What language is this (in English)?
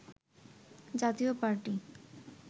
Bangla